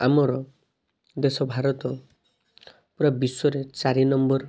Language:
Odia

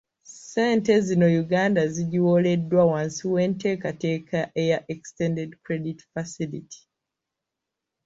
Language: Ganda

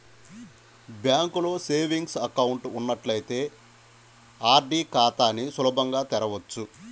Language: Telugu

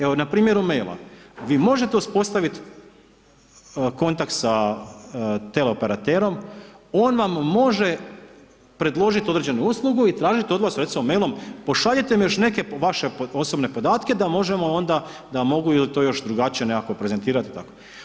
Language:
Croatian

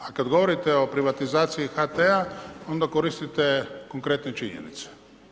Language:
Croatian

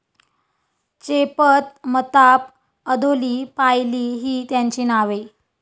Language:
Marathi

